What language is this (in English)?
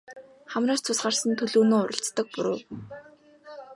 Mongolian